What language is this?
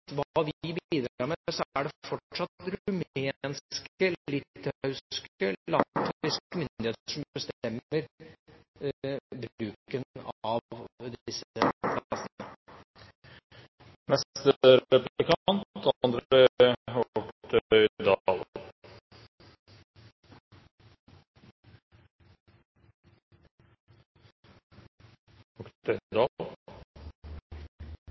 Norwegian Bokmål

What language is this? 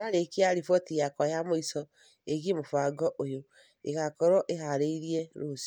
Kikuyu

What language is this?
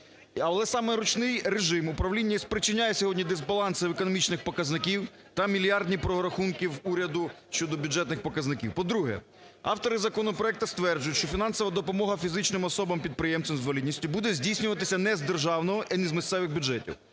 Ukrainian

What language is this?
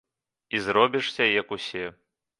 Belarusian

